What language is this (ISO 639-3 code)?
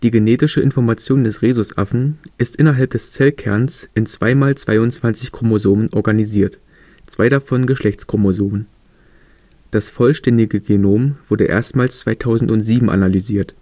deu